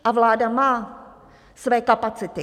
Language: Czech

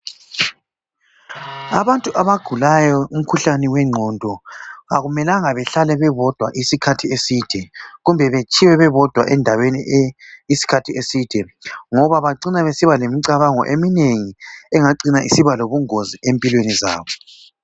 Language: North Ndebele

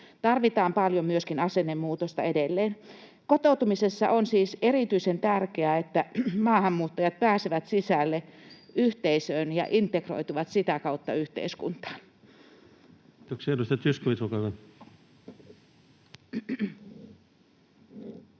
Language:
Finnish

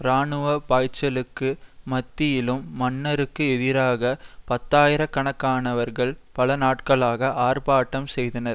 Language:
Tamil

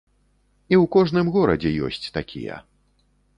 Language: Belarusian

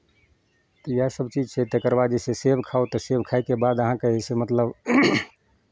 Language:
Maithili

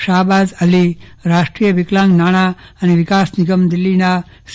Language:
Gujarati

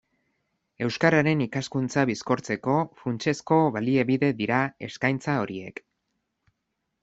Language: Basque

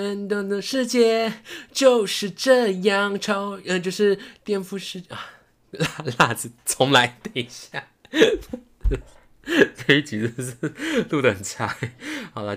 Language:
Chinese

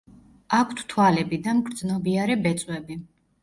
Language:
Georgian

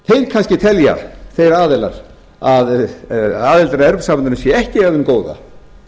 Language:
Icelandic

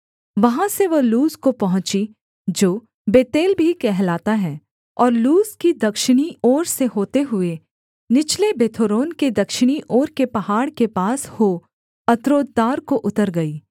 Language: Hindi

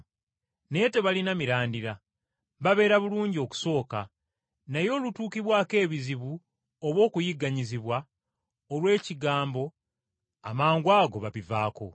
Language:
Ganda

